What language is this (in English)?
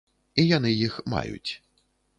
Belarusian